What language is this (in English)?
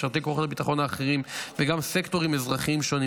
Hebrew